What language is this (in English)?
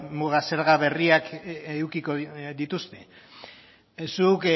Basque